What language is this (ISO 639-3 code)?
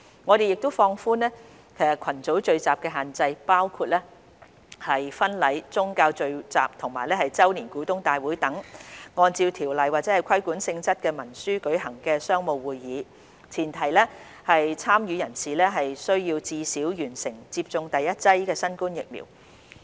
yue